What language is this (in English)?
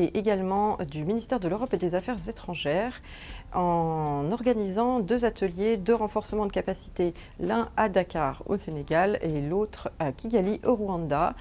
French